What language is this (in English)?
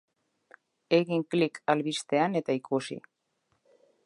Basque